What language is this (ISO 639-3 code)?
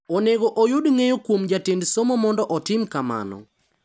luo